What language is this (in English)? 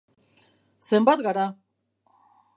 Basque